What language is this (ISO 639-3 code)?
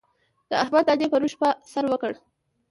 pus